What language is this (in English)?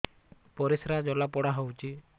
Odia